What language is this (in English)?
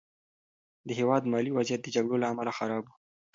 Pashto